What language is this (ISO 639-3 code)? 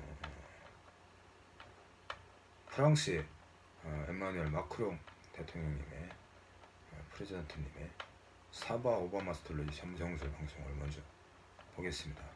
kor